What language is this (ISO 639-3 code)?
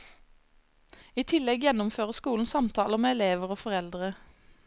nor